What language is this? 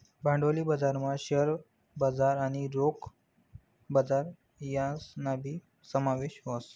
Marathi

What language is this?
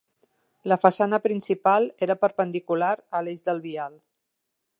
Catalan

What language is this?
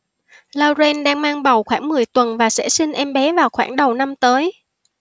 Vietnamese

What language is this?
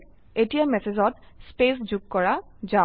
Assamese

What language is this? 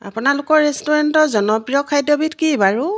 Assamese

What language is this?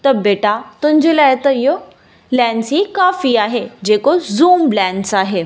Sindhi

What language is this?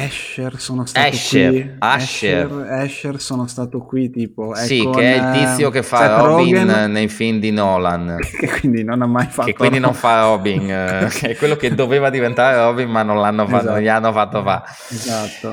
Italian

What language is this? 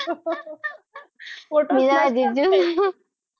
Gujarati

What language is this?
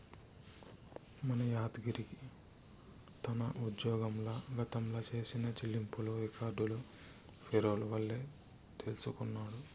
Telugu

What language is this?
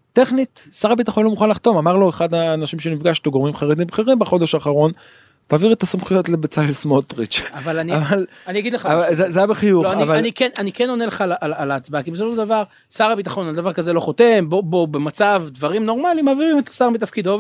Hebrew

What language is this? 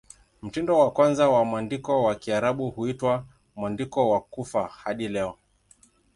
Swahili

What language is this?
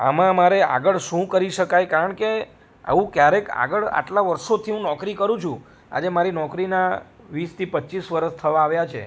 Gujarati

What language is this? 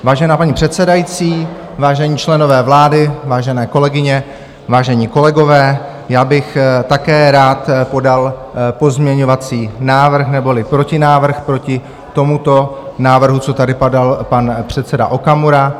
Czech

